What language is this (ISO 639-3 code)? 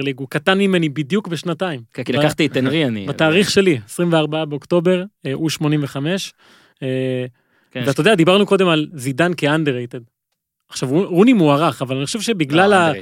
heb